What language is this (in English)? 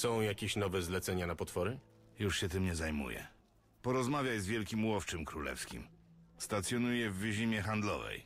Polish